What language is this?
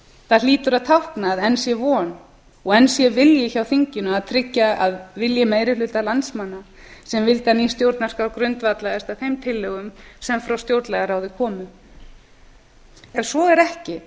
Icelandic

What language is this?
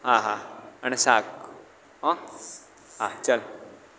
Gujarati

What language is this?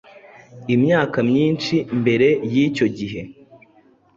Kinyarwanda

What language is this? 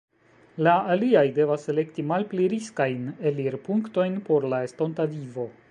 Esperanto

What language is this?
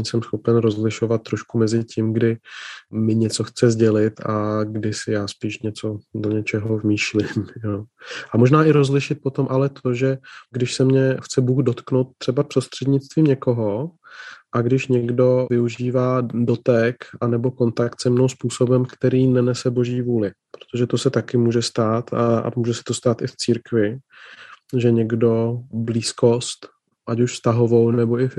Czech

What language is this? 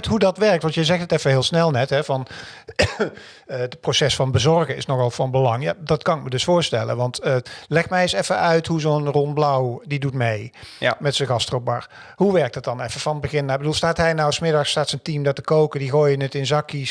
Dutch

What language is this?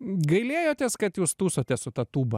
Lithuanian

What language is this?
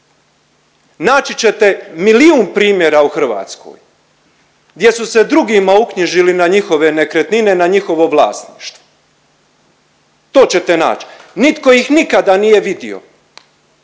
Croatian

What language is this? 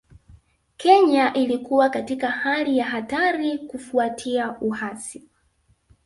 Swahili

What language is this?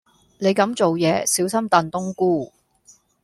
Cantonese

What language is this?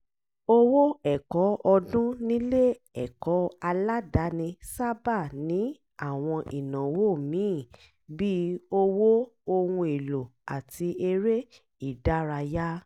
Yoruba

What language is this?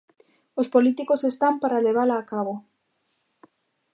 Galician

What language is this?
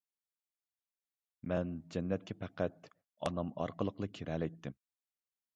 Uyghur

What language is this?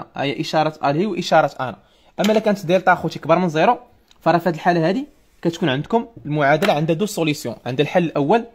Arabic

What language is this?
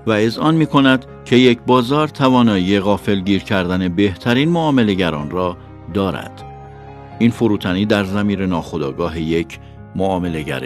Persian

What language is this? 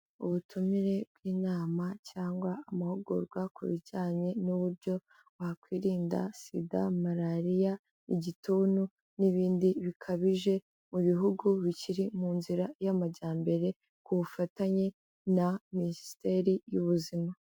Kinyarwanda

